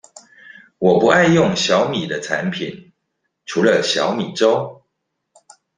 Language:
Chinese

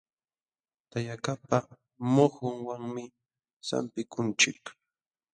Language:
Jauja Wanca Quechua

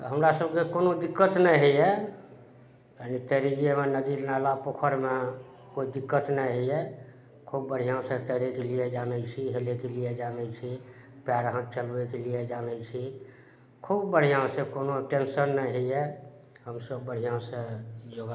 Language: Maithili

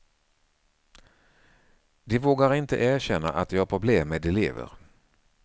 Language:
Swedish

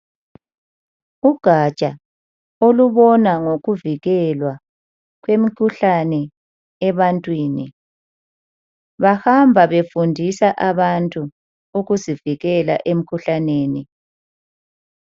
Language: North Ndebele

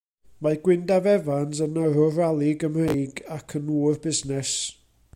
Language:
Welsh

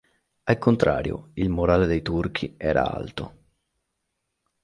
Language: Italian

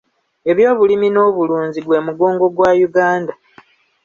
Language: Ganda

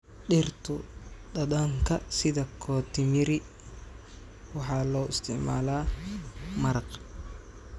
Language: Somali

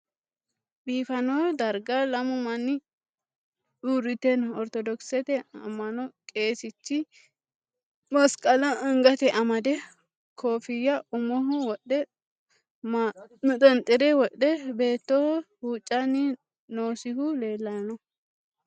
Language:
Sidamo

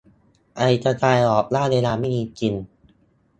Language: Thai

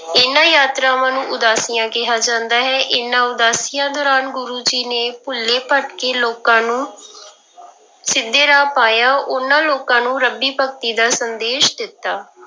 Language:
Punjabi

